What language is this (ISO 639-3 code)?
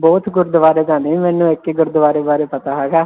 pan